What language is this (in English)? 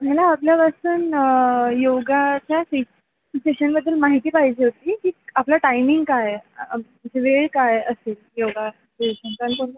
Marathi